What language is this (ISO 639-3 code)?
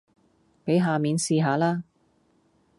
yue